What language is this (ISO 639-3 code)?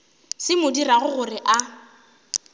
nso